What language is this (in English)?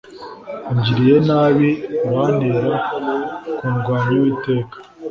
Kinyarwanda